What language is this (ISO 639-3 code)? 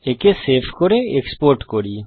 ben